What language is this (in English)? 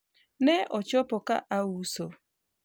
Luo (Kenya and Tanzania)